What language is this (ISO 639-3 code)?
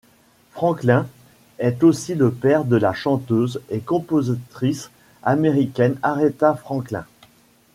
fra